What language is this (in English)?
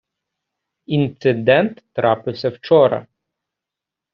Ukrainian